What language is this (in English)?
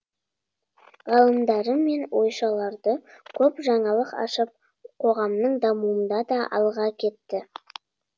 Kazakh